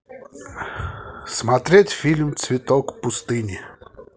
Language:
Russian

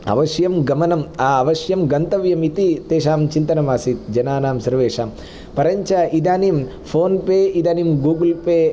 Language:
Sanskrit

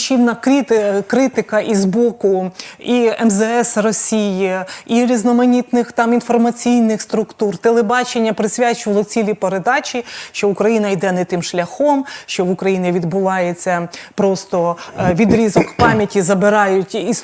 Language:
Ukrainian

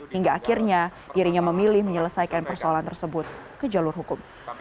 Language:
Indonesian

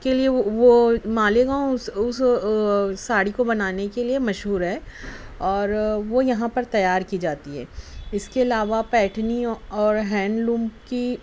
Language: Urdu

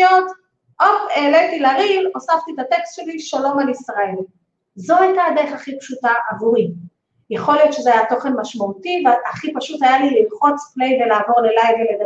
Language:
Hebrew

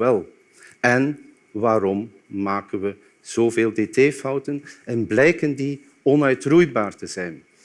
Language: Dutch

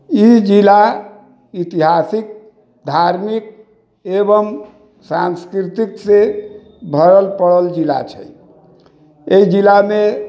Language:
Maithili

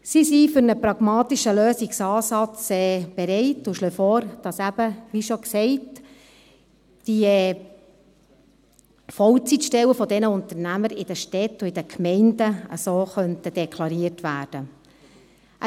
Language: Swiss German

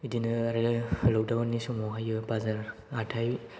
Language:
Bodo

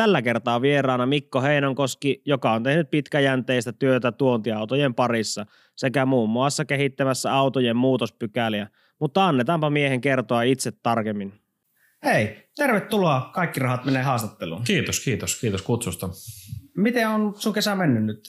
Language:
Finnish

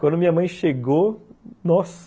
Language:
Portuguese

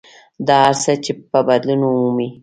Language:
Pashto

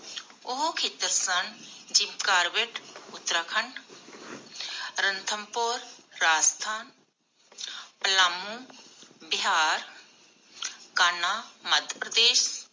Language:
Punjabi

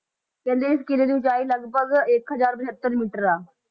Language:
Punjabi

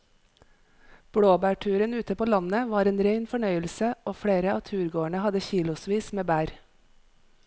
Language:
Norwegian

